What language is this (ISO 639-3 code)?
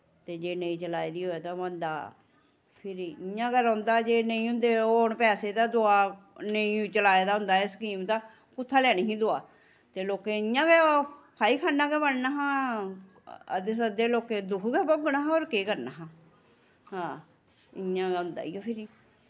doi